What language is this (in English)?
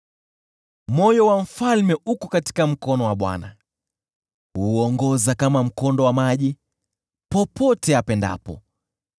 Swahili